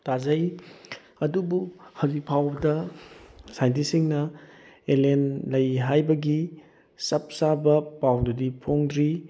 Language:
Manipuri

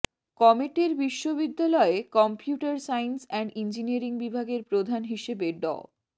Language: Bangla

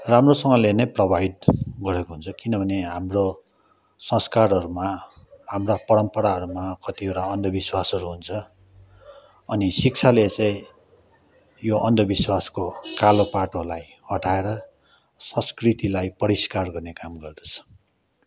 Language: Nepali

